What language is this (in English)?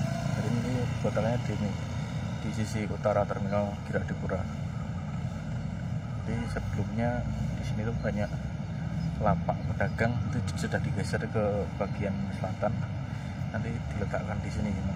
Indonesian